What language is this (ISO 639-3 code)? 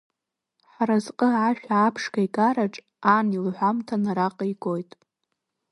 abk